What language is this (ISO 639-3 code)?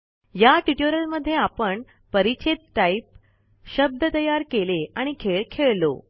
mar